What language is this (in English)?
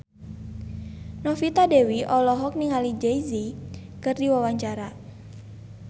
Sundanese